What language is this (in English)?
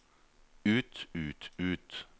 Norwegian